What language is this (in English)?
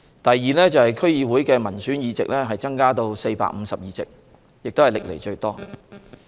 Cantonese